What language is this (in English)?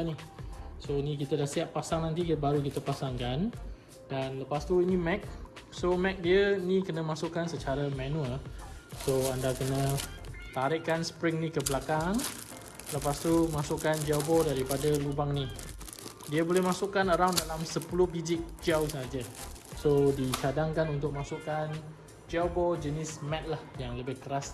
Malay